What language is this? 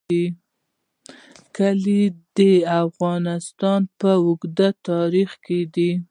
Pashto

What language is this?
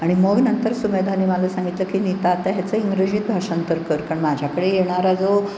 Marathi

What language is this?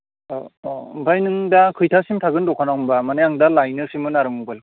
Bodo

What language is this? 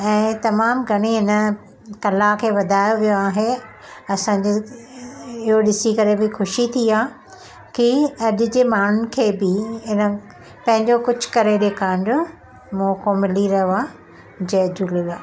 Sindhi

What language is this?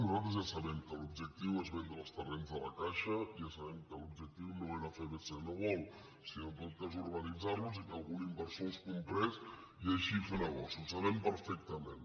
Catalan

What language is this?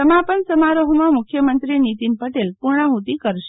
Gujarati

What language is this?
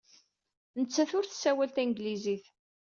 Kabyle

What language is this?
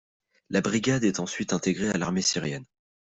French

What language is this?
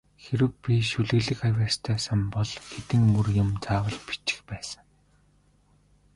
Mongolian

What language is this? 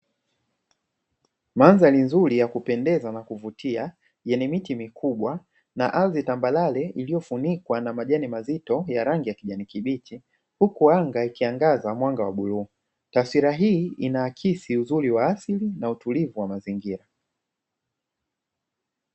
Swahili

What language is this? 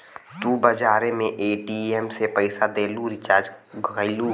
Bhojpuri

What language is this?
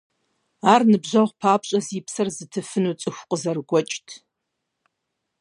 Kabardian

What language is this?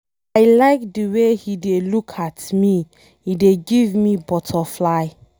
Nigerian Pidgin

